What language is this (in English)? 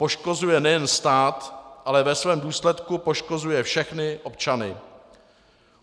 Czech